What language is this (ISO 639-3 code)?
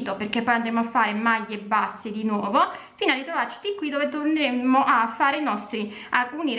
ita